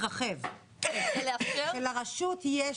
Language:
Hebrew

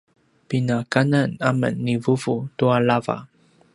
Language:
Paiwan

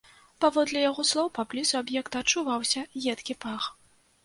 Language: Belarusian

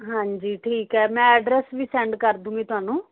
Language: Punjabi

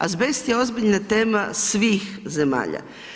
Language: Croatian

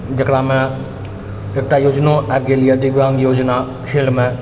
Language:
Maithili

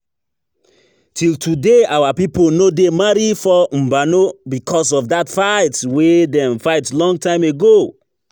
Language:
Nigerian Pidgin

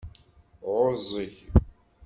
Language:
Kabyle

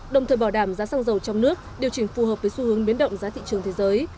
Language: Vietnamese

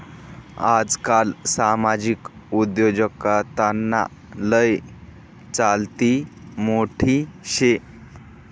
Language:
Marathi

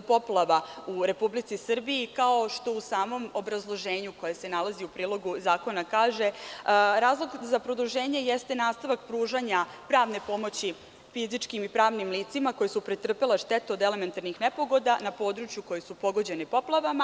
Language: Serbian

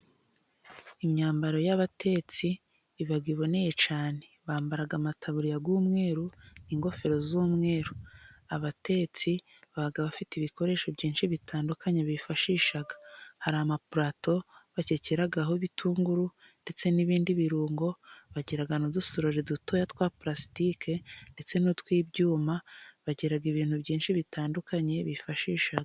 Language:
Kinyarwanda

